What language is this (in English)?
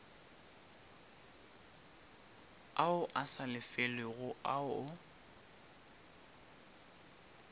Northern Sotho